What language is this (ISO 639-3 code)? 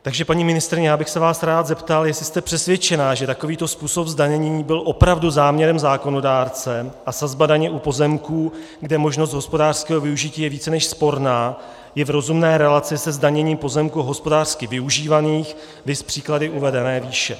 ces